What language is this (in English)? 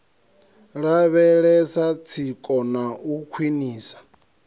Venda